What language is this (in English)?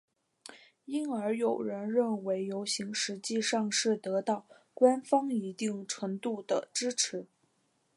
Chinese